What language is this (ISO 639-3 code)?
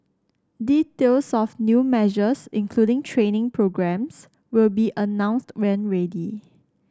eng